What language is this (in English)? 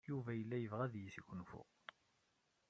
Kabyle